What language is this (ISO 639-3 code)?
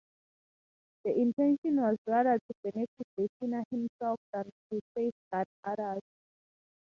eng